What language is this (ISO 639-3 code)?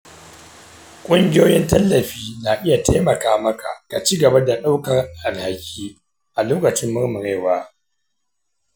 hau